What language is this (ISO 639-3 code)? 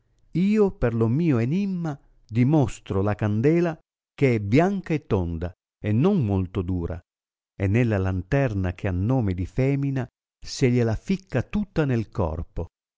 ita